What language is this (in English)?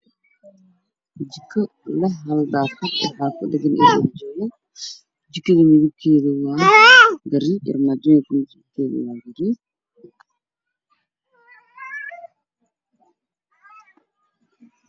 Somali